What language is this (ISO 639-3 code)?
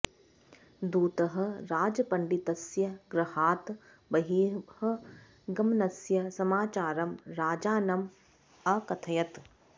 san